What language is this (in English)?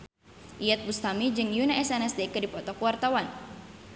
Sundanese